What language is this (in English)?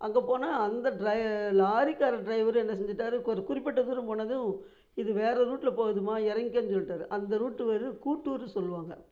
Tamil